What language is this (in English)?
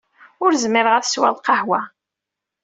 Kabyle